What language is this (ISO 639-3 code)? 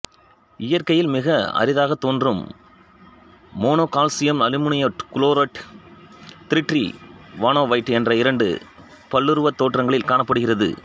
tam